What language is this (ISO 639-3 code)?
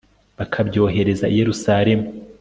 kin